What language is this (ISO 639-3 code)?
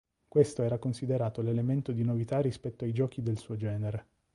ita